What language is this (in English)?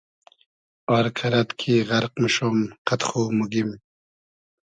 Hazaragi